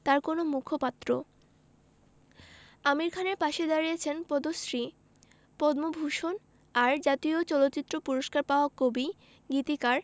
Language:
Bangla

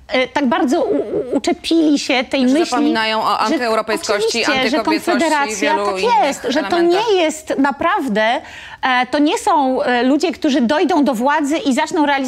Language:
Polish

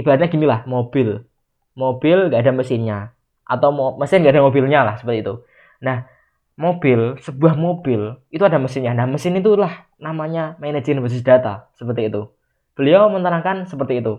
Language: Indonesian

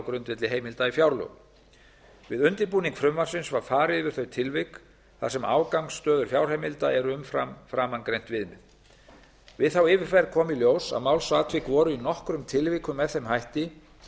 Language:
Icelandic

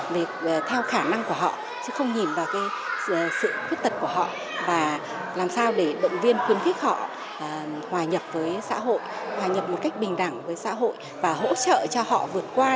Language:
Vietnamese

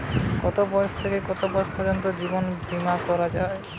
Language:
Bangla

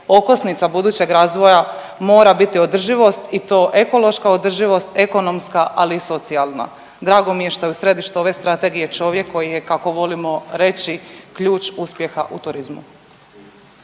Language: Croatian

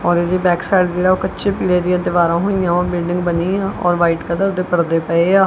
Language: Punjabi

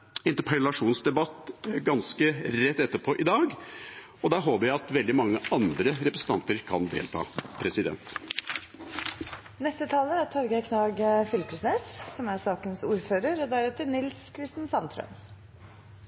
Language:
Norwegian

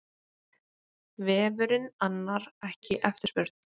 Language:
Icelandic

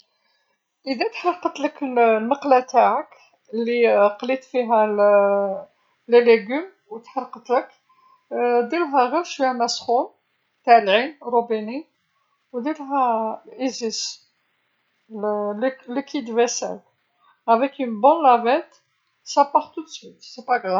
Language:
Algerian Arabic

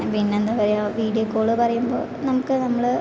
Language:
Malayalam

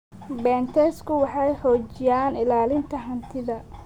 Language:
Somali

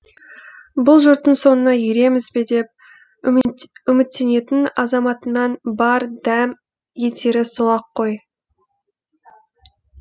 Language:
Kazakh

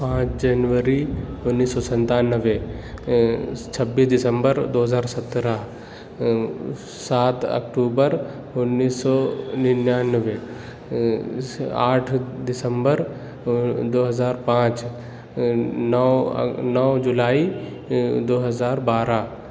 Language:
Urdu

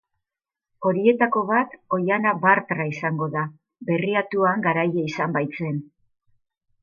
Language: Basque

